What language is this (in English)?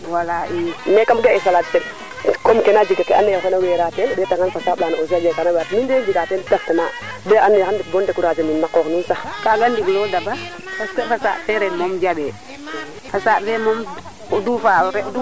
Serer